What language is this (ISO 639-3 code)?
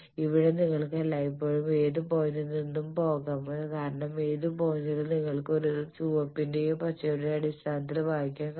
mal